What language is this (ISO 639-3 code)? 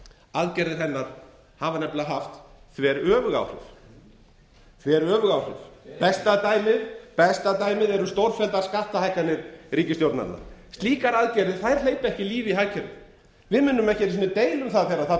isl